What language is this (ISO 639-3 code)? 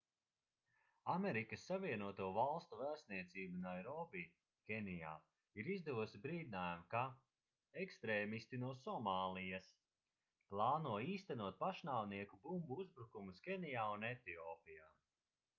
lav